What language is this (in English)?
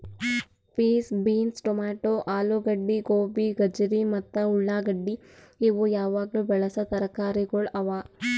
Kannada